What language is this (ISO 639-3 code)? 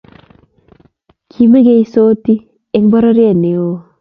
kln